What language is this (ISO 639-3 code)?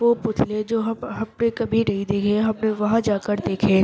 urd